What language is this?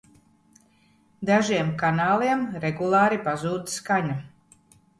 Latvian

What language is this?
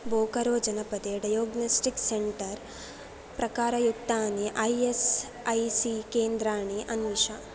Sanskrit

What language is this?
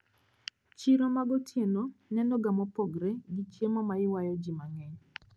Luo (Kenya and Tanzania)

